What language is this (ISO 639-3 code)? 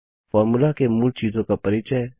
hin